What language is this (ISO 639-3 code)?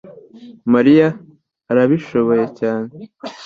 kin